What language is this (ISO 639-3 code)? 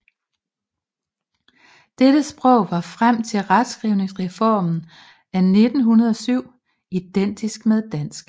dan